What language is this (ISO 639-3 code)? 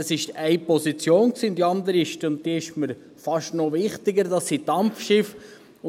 gsw